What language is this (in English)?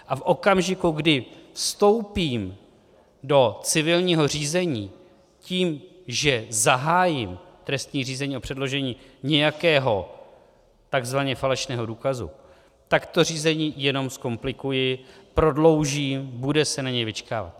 Czech